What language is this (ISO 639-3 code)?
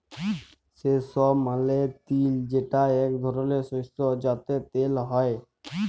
ben